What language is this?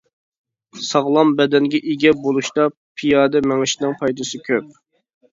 Uyghur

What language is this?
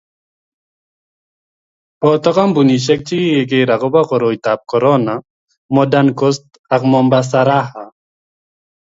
Kalenjin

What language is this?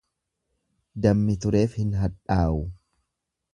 Oromo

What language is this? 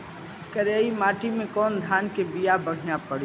Bhojpuri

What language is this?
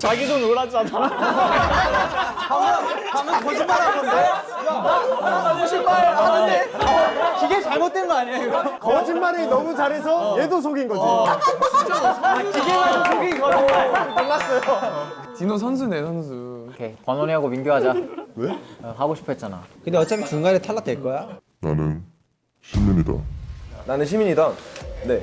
Korean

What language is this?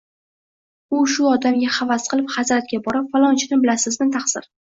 Uzbek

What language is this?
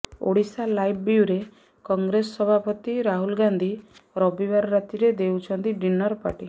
Odia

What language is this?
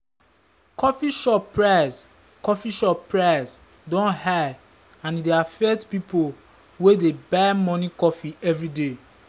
Nigerian Pidgin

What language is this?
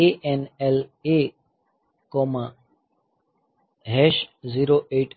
Gujarati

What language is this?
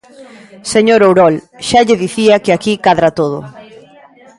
Galician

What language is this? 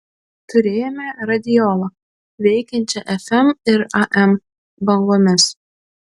Lithuanian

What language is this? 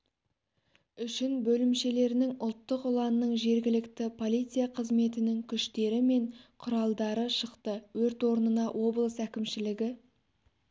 Kazakh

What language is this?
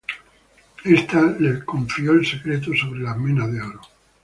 Spanish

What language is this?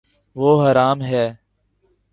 Urdu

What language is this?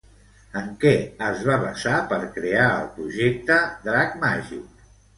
Catalan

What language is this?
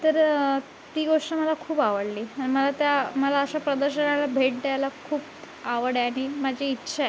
Marathi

